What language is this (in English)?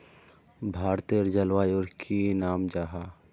Magahi